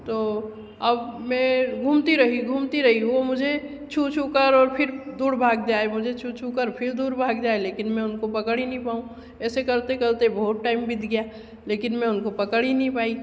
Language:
Hindi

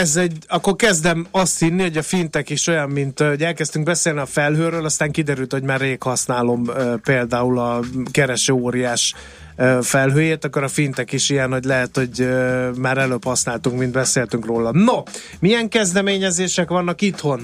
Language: Hungarian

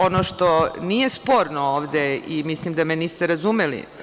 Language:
Serbian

